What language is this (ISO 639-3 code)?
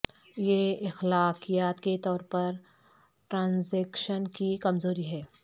urd